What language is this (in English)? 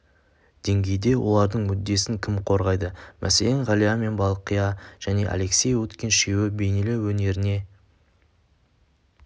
Kazakh